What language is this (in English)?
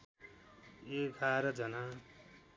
Nepali